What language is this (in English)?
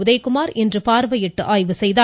Tamil